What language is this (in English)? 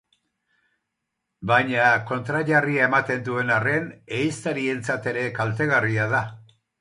Basque